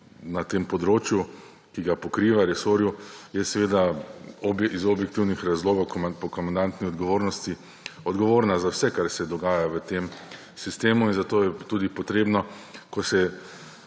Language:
Slovenian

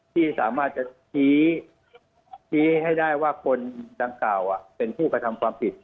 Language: Thai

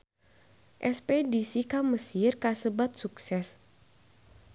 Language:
Sundanese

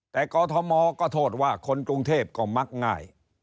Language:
Thai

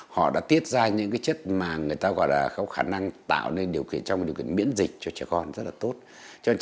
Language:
Vietnamese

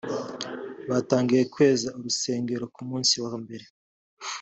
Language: Kinyarwanda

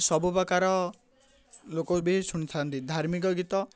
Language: Odia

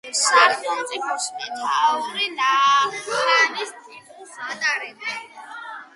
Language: Georgian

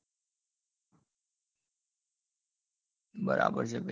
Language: Gujarati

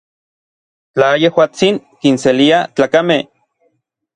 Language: Orizaba Nahuatl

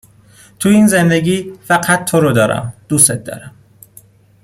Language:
Persian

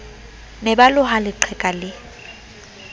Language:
Southern Sotho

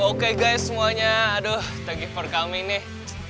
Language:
Indonesian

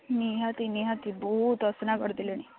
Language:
Odia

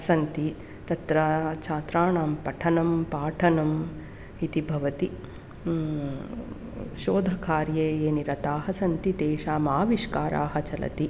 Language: Sanskrit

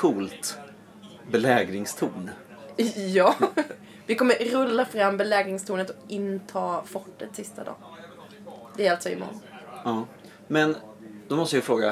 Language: Swedish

